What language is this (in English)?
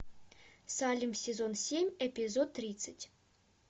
Russian